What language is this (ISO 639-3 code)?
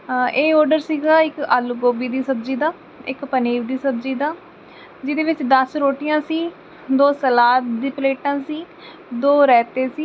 pan